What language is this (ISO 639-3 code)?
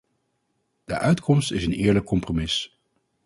nld